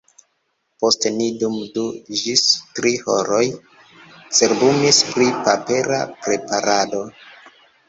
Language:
Esperanto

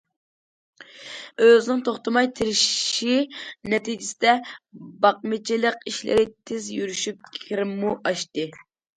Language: Uyghur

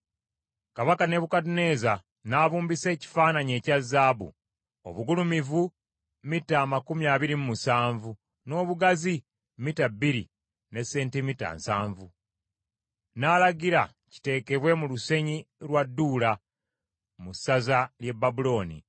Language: Ganda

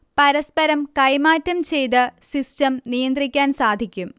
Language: Malayalam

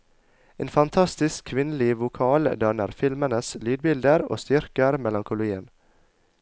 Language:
Norwegian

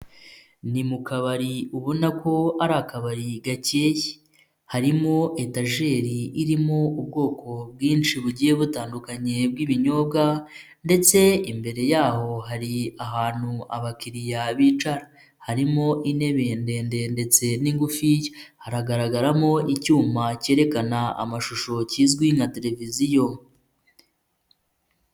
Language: Kinyarwanda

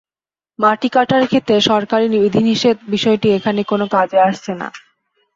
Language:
Bangla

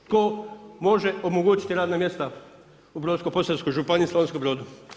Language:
Croatian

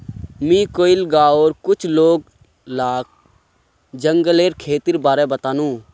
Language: Magahi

